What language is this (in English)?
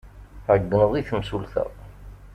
Kabyle